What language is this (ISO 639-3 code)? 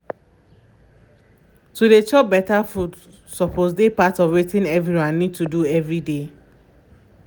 pcm